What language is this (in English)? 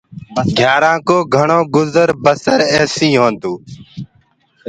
Gurgula